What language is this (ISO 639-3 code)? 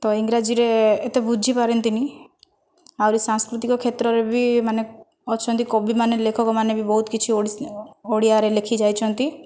ori